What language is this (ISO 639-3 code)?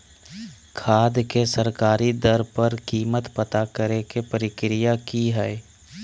mag